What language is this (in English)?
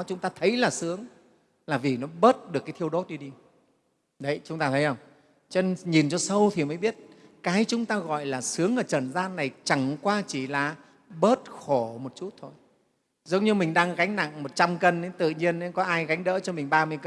Vietnamese